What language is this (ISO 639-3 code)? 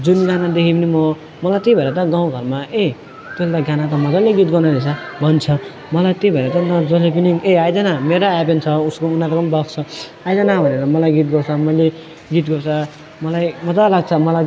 nep